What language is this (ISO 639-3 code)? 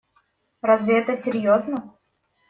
rus